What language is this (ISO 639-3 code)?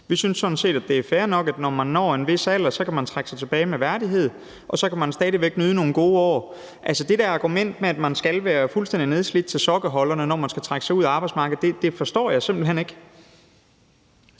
dan